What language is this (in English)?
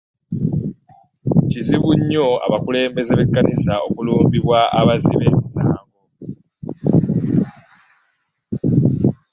Ganda